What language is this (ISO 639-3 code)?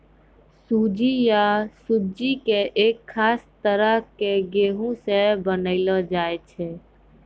mai